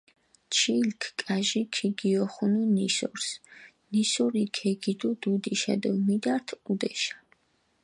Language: Mingrelian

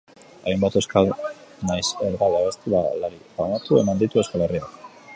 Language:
Basque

